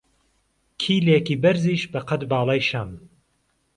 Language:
Central Kurdish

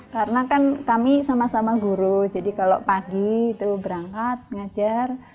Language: Indonesian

